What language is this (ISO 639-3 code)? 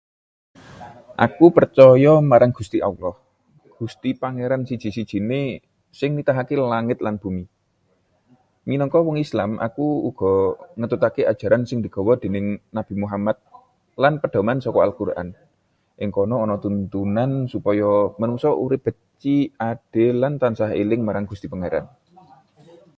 jav